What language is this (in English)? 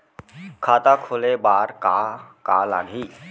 Chhattisgarhi